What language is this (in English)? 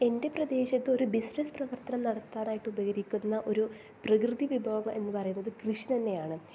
Malayalam